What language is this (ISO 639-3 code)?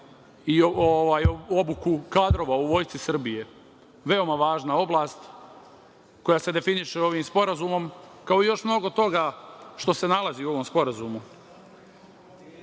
srp